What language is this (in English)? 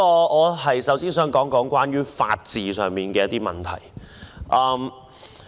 Cantonese